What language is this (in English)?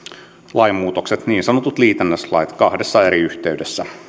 Finnish